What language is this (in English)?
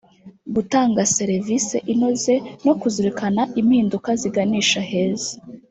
Kinyarwanda